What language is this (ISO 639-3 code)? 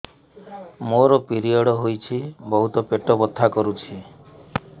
ori